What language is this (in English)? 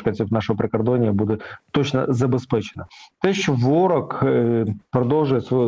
Ukrainian